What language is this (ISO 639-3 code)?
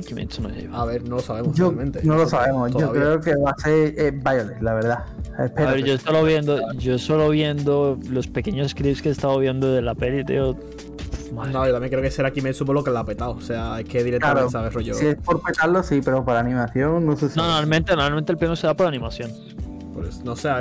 spa